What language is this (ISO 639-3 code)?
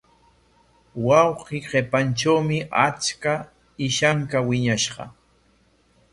qwa